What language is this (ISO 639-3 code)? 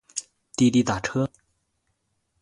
zho